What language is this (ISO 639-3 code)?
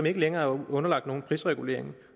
dan